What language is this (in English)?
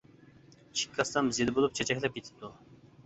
Uyghur